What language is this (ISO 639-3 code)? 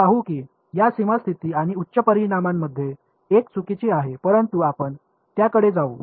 mar